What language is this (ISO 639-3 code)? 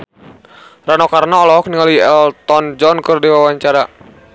sun